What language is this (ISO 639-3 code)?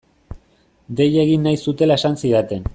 eus